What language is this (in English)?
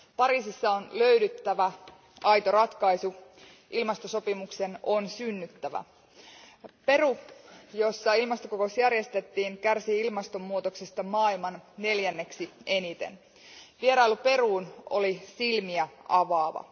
Finnish